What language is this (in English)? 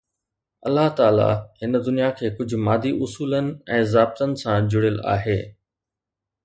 Sindhi